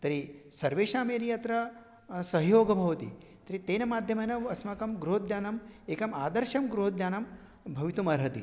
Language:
Sanskrit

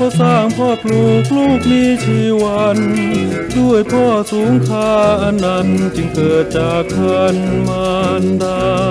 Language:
Thai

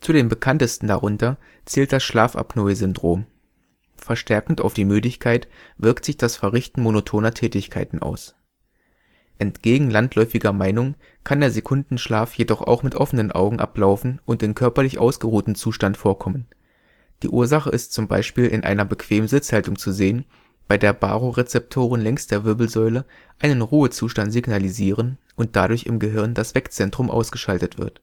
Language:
German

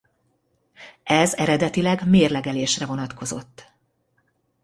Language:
Hungarian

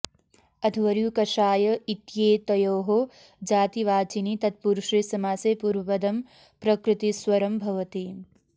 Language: Sanskrit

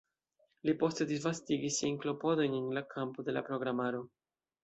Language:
Esperanto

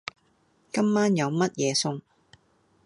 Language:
Cantonese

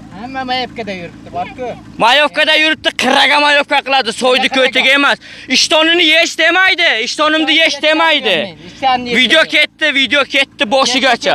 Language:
Turkish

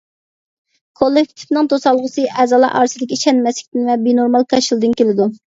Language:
Uyghur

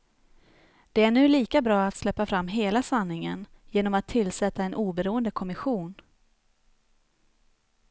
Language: Swedish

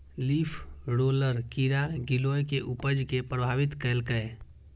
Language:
Maithili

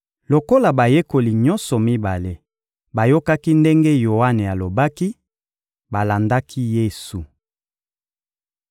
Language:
Lingala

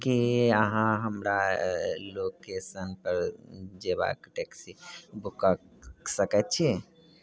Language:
Maithili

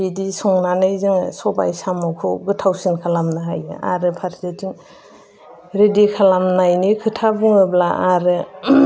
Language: Bodo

